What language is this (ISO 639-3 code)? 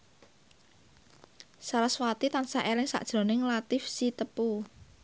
jav